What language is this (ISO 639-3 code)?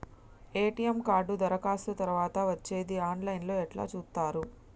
tel